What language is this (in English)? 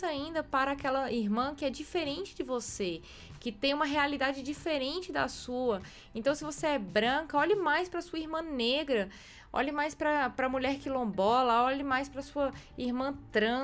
Portuguese